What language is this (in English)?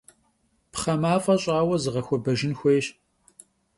Kabardian